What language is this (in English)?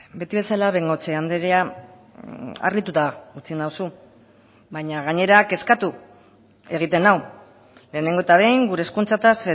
Basque